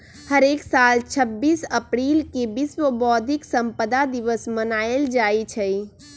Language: Magahi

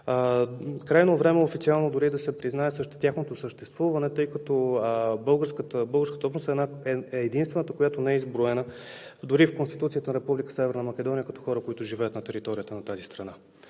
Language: Bulgarian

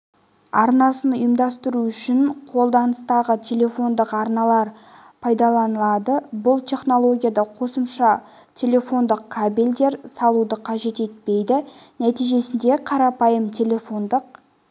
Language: Kazakh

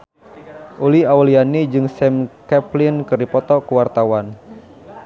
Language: Sundanese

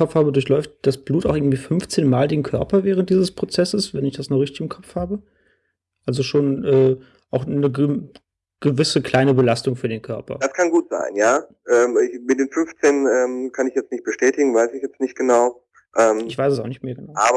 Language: German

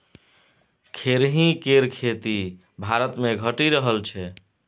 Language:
Maithili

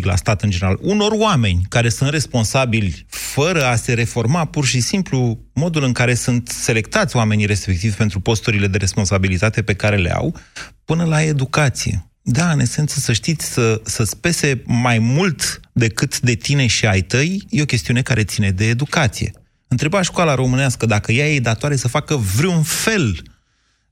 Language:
Romanian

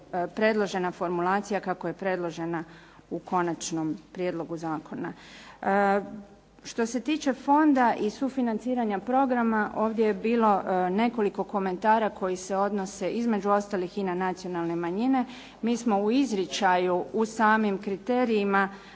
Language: Croatian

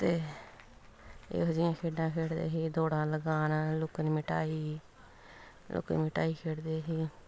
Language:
Punjabi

